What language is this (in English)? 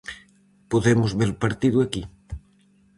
Galician